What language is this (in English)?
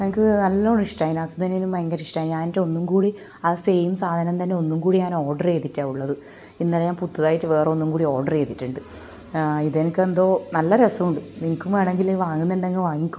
Malayalam